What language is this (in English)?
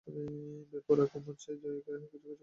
Bangla